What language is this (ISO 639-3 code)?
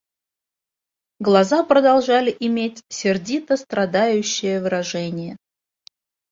rus